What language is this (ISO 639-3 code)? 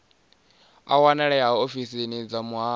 ven